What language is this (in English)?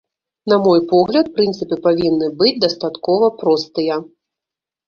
Belarusian